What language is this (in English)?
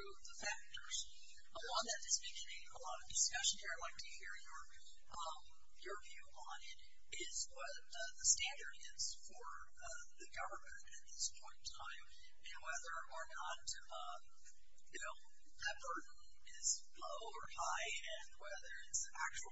English